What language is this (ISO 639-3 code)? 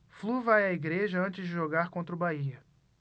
por